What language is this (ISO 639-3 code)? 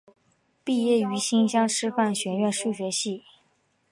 zho